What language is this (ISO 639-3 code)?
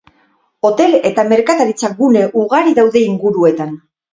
eus